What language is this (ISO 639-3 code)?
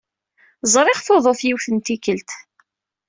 kab